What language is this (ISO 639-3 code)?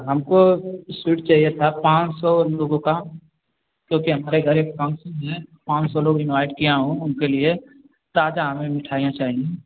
hin